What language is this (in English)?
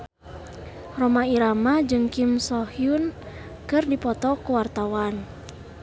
Sundanese